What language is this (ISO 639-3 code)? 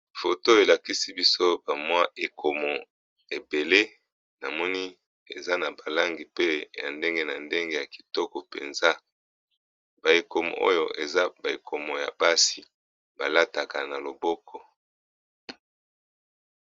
lin